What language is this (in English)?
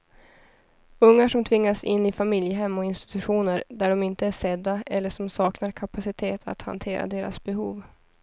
Swedish